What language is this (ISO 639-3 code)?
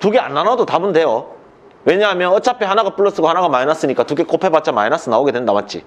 kor